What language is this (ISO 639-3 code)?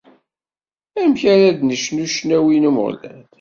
kab